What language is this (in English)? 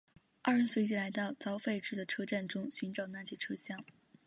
Chinese